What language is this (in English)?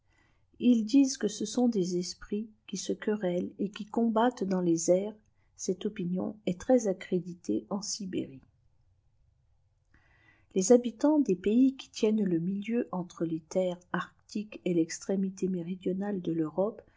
French